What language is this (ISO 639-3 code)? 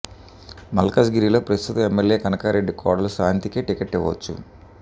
tel